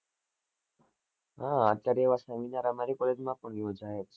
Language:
Gujarati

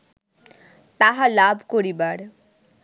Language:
Bangla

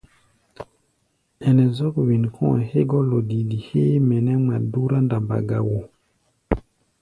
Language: Gbaya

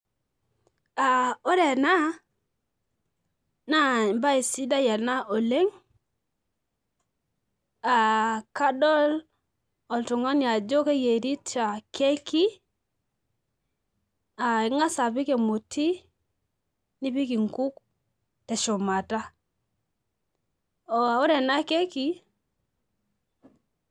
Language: Masai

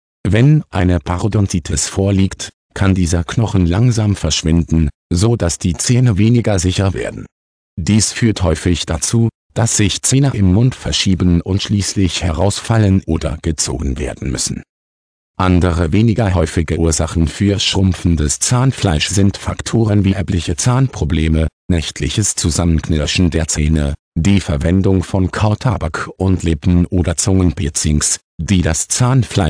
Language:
German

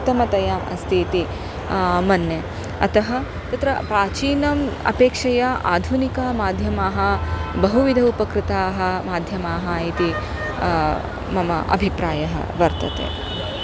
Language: Sanskrit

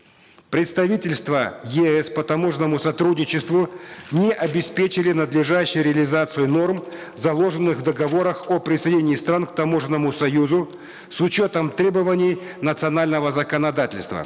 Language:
Kazakh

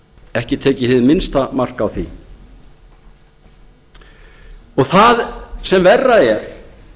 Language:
Icelandic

